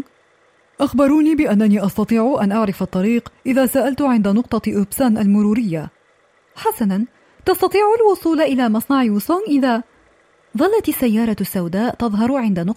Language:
Arabic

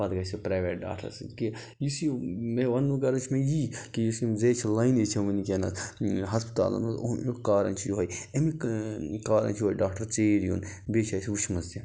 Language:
Kashmiri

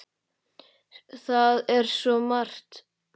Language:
Icelandic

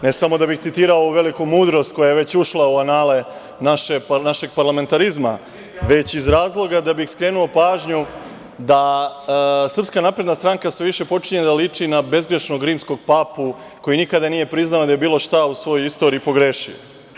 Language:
Serbian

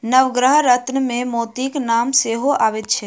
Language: Maithili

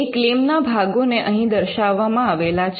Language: Gujarati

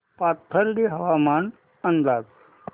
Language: Marathi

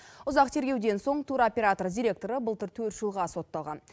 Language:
Kazakh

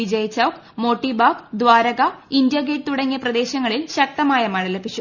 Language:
Malayalam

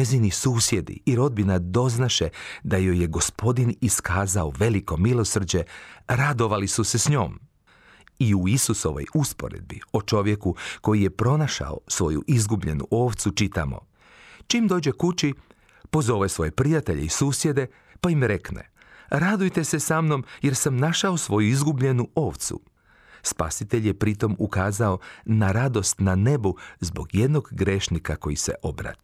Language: Croatian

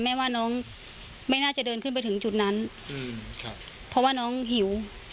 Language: Thai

